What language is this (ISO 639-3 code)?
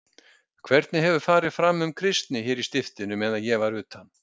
isl